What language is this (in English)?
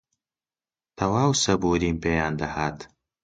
Central Kurdish